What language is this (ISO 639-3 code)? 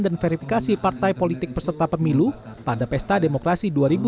ind